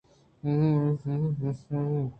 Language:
Eastern Balochi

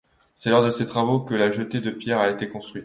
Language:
French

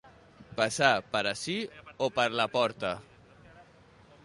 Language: Catalan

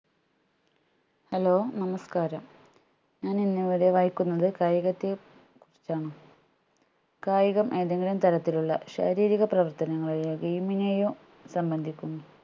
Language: Malayalam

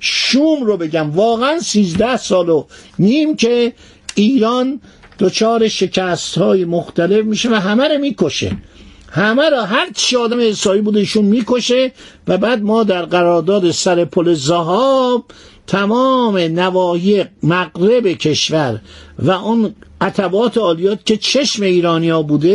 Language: Persian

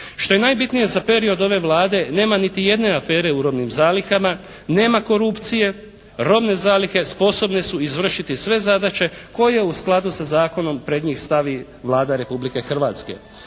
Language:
Croatian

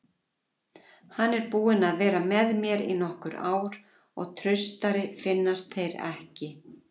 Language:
Icelandic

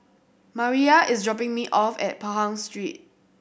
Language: English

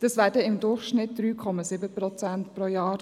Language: Swiss German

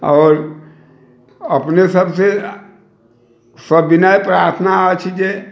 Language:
Maithili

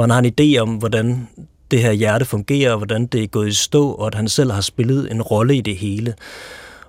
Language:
Danish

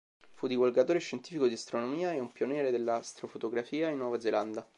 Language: Italian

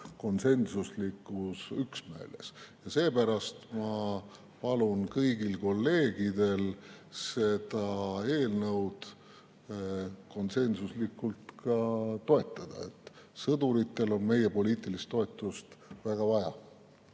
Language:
Estonian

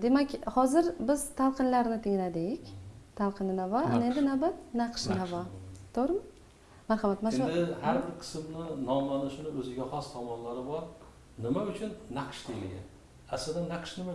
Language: Uzbek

